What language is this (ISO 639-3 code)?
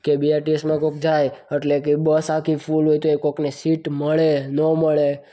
guj